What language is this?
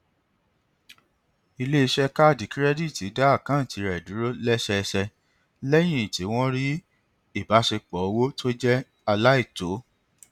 Yoruba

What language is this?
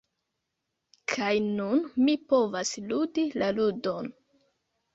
Esperanto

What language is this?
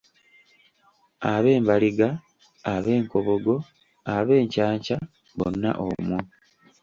Ganda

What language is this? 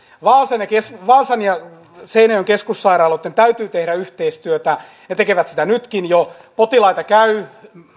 Finnish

